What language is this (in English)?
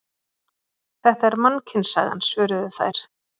Icelandic